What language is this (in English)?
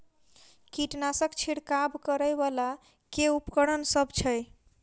Maithili